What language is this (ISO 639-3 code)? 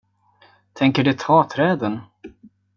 swe